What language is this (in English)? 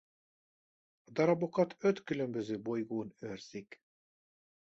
Hungarian